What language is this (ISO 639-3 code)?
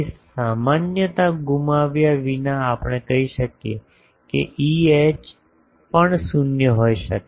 guj